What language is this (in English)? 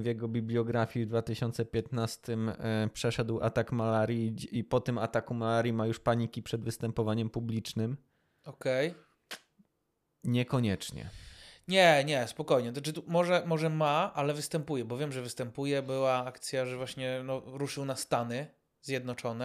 Polish